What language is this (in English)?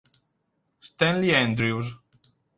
Italian